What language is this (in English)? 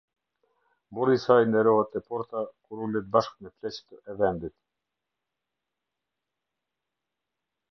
Albanian